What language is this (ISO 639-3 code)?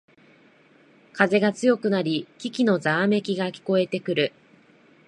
jpn